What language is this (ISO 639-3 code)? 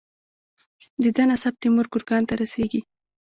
pus